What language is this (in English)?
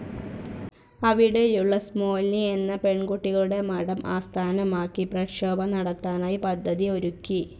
Malayalam